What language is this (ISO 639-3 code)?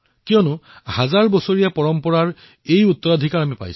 asm